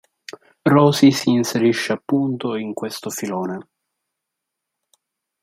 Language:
Italian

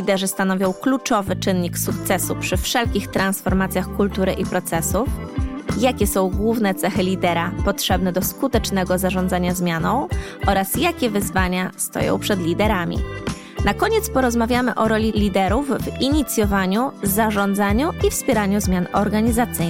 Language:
Polish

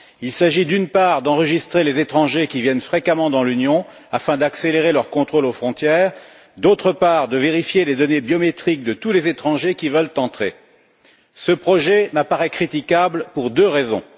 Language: French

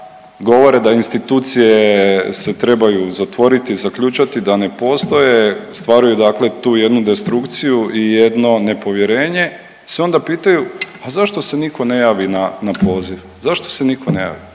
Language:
Croatian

